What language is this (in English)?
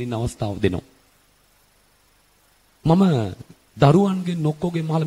Indonesian